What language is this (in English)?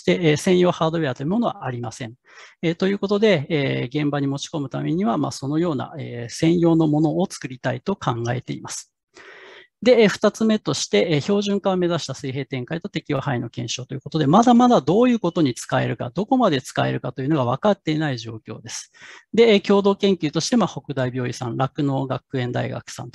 Japanese